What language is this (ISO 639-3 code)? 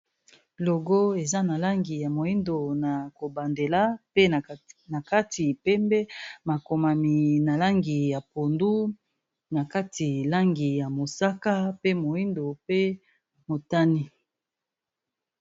lin